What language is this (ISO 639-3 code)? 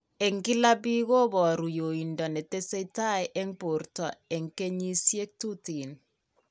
kln